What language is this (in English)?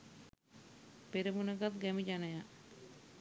Sinhala